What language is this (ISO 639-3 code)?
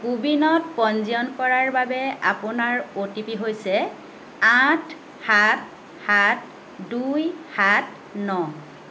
asm